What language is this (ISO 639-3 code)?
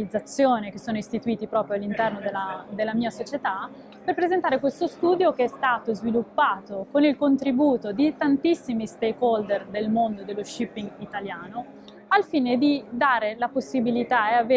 ita